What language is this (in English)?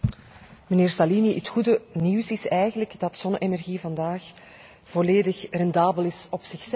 Dutch